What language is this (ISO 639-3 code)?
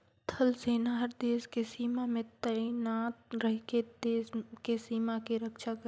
hne